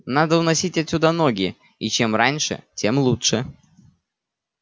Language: Russian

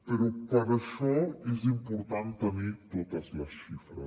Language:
Catalan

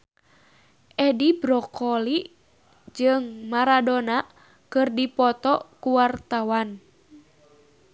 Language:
Sundanese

